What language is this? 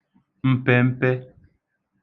Igbo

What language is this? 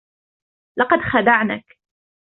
Arabic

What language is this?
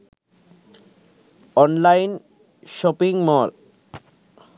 Sinhala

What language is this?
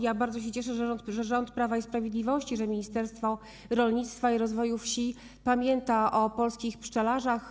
Polish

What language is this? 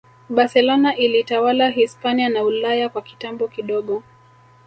Swahili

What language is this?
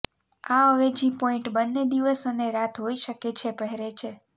Gujarati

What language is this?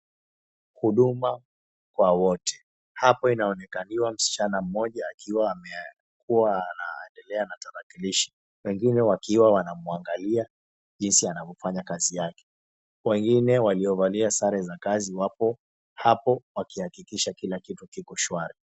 Swahili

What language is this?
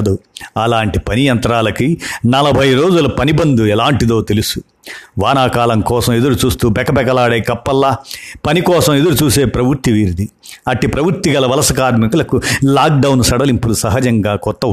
Telugu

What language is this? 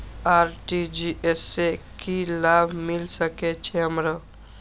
Maithili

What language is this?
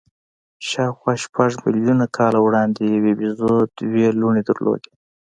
Pashto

